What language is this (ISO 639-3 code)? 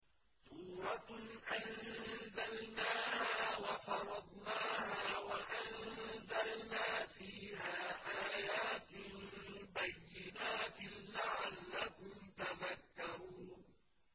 ara